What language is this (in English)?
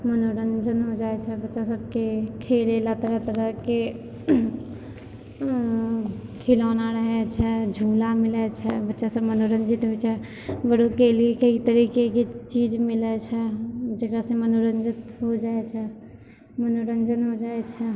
Maithili